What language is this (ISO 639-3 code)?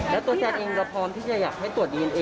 tha